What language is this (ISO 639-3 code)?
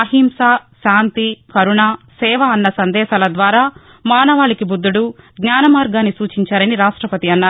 tel